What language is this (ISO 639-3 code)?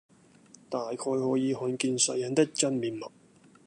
yue